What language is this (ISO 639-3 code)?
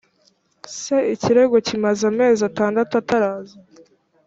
kin